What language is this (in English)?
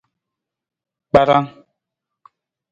Nawdm